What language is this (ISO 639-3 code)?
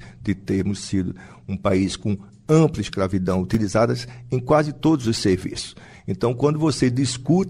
por